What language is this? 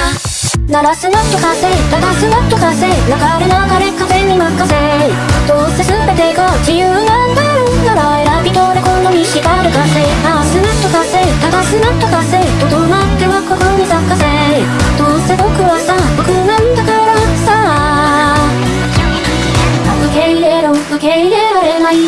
Japanese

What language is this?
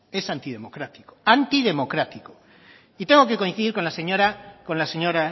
Spanish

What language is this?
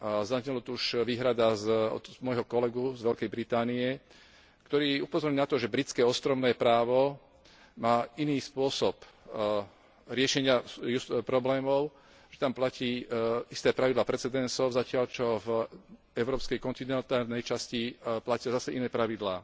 Slovak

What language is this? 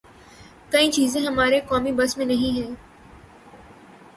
Urdu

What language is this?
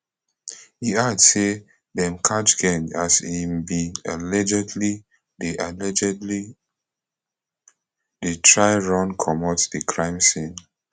Nigerian Pidgin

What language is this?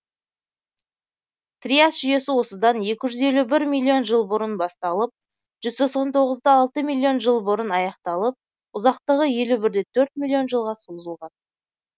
Kazakh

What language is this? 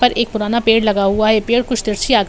Hindi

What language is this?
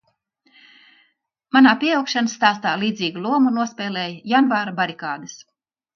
Latvian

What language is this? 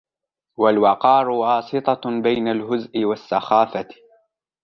Arabic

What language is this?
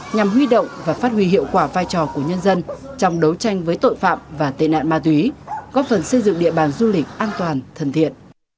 Vietnamese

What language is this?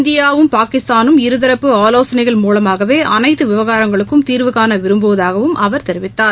Tamil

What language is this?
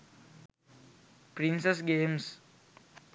Sinhala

